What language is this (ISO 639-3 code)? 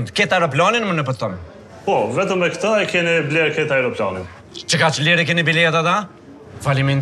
ron